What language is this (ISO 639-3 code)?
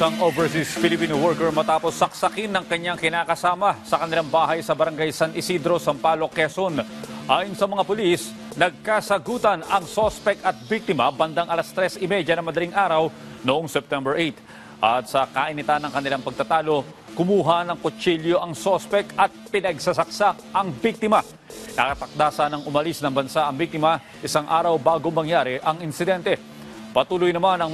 fil